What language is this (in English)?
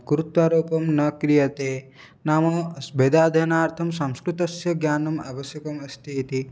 Sanskrit